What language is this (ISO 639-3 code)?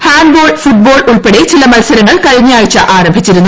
mal